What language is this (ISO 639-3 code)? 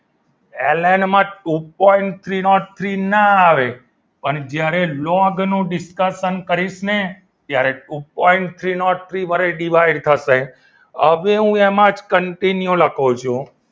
guj